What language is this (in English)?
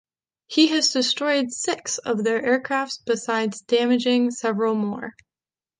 English